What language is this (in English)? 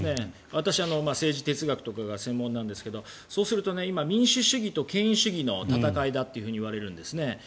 Japanese